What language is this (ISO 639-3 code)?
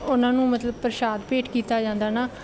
pan